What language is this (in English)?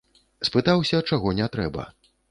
Belarusian